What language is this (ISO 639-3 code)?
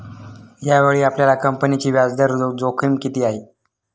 mar